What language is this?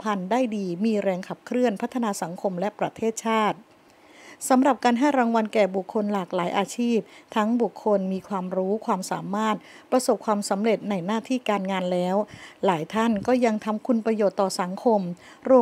Thai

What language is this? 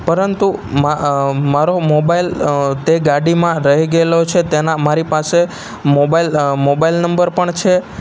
Gujarati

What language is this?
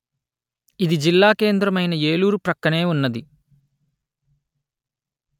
Telugu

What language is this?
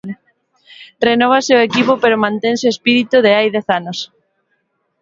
Galician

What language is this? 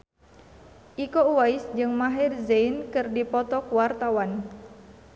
Sundanese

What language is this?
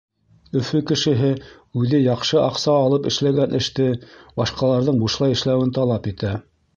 Bashkir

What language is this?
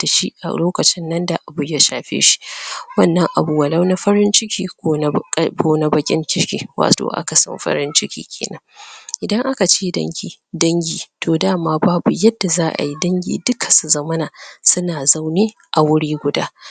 Hausa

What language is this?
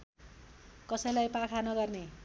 Nepali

